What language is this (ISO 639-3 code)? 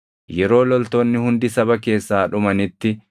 orm